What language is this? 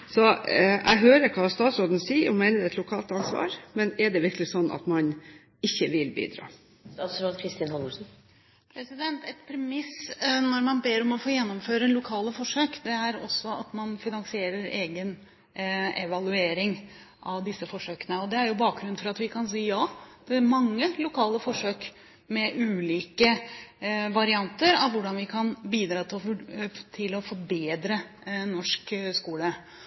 Norwegian Bokmål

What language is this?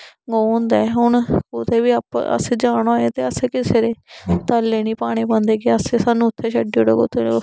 Dogri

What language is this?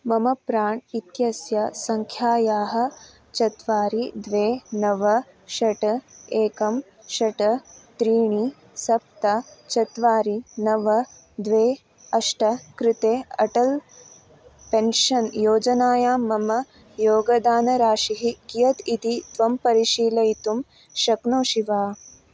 Sanskrit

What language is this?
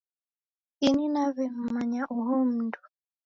Taita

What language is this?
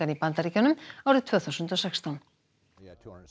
Icelandic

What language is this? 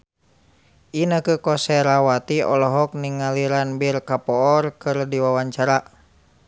Sundanese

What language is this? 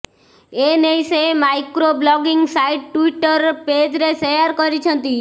Odia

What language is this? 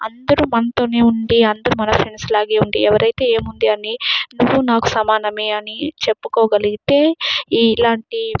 Telugu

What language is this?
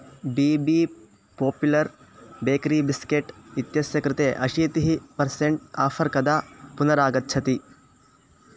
Sanskrit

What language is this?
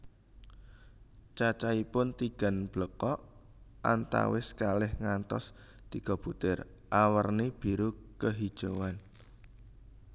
Javanese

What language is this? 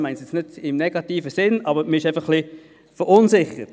Swiss German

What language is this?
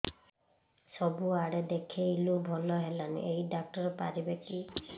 Odia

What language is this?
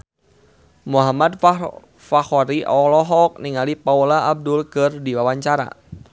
Sundanese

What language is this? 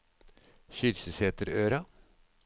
Norwegian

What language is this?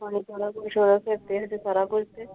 Punjabi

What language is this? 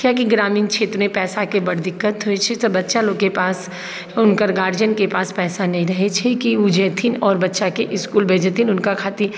Maithili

